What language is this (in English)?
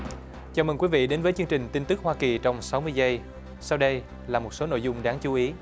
Vietnamese